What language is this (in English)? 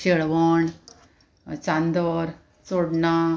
Konkani